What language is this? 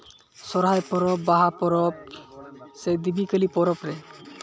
Santali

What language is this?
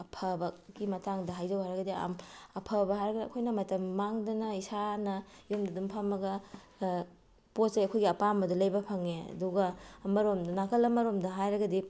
Manipuri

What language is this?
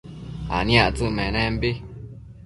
Matsés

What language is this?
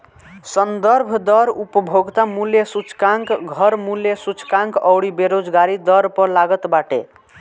Bhojpuri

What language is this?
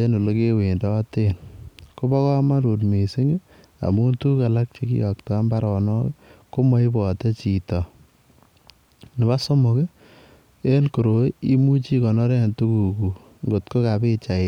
Kalenjin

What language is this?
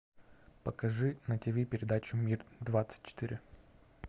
Russian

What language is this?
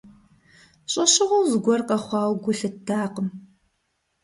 Kabardian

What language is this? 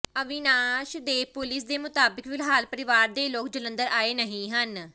Punjabi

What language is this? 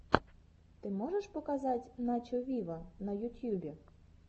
Russian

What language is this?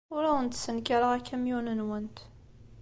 Kabyle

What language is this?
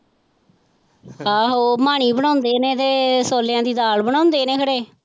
Punjabi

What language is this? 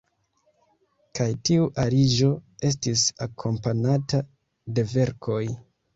Esperanto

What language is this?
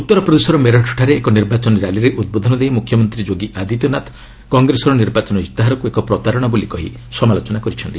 Odia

